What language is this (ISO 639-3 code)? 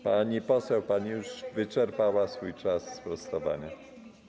pol